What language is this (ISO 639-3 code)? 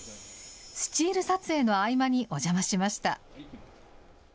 jpn